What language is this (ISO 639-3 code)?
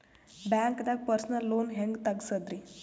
kan